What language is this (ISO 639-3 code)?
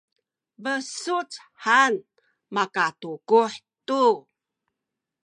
szy